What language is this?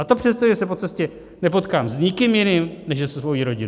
Czech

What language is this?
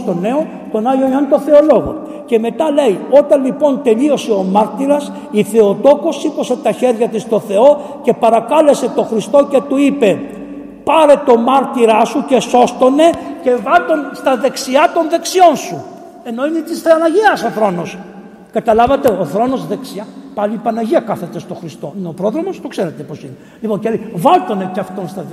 Greek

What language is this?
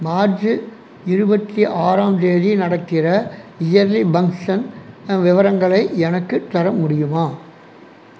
Tamil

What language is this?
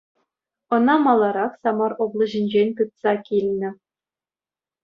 Chuvash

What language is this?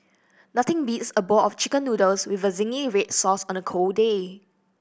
English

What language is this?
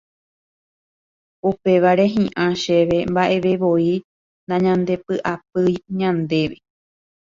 Guarani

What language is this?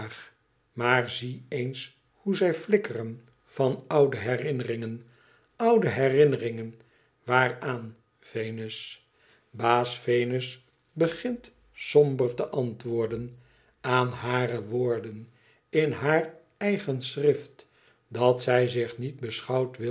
Dutch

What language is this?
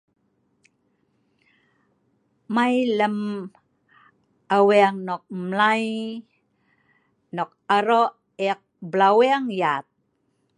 Sa'ban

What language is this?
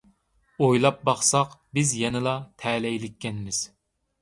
Uyghur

